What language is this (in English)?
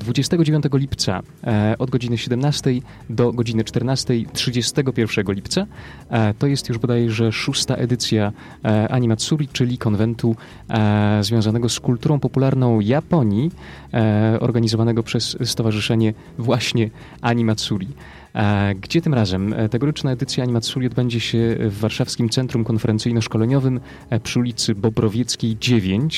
Polish